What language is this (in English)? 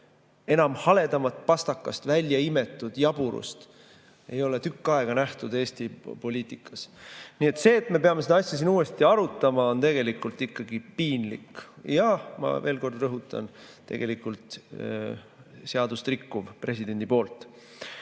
Estonian